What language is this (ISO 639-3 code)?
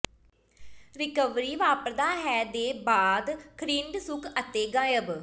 pan